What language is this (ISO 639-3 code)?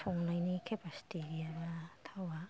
brx